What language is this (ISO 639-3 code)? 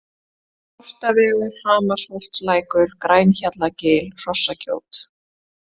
isl